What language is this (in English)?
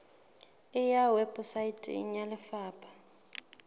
Southern Sotho